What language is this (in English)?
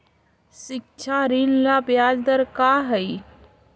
Magahi